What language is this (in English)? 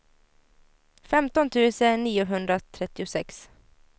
Swedish